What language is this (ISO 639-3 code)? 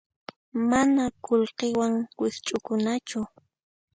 qxp